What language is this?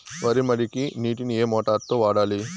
Telugu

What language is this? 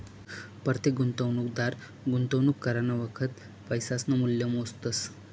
Marathi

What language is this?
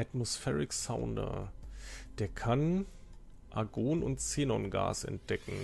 German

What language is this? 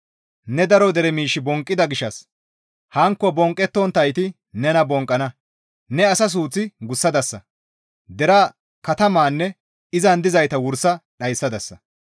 Gamo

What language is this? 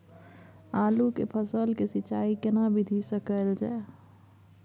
Maithili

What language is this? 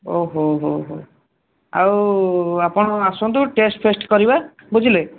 Odia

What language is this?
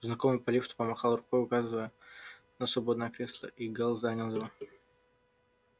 Russian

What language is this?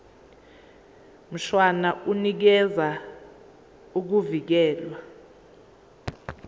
Zulu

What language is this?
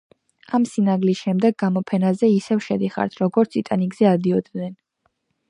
Georgian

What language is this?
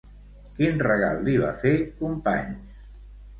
Catalan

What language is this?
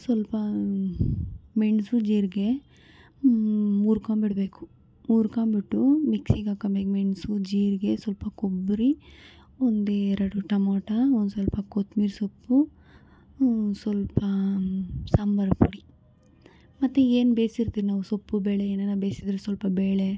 Kannada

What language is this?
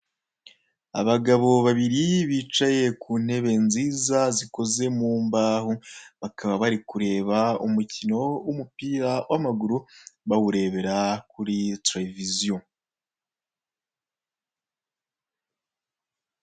Kinyarwanda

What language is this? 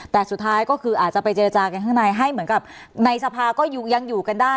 Thai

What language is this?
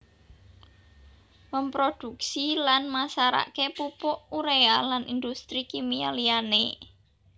Javanese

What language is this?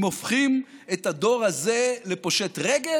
Hebrew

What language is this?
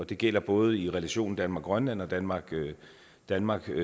Danish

